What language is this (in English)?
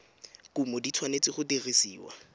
Tswana